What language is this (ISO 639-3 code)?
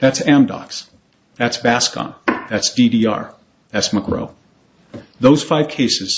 eng